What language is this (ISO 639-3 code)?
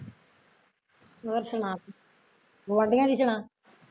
pan